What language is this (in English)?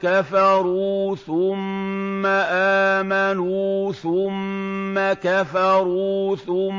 Arabic